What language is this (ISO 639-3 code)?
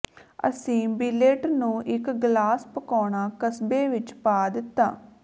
pan